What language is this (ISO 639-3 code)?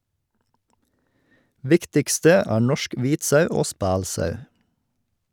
nor